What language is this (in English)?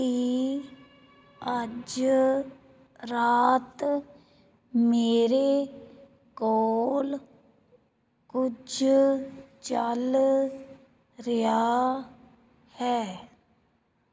Punjabi